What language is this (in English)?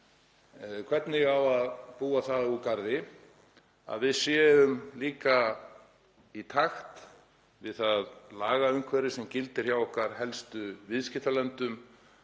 Icelandic